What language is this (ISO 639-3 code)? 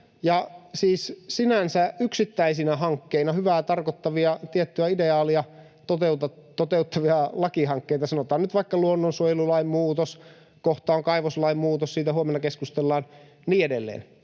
fin